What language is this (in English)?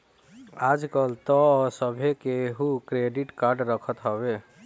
Bhojpuri